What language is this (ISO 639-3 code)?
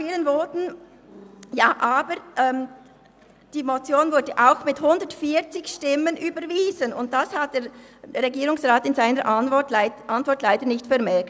gsw